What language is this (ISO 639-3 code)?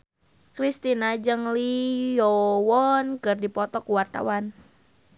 sun